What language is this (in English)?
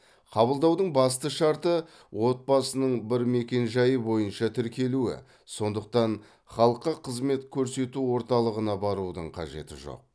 Kazakh